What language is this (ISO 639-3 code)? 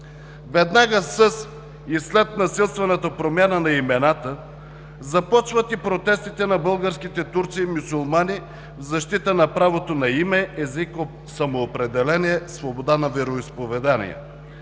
bul